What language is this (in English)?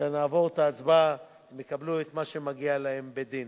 Hebrew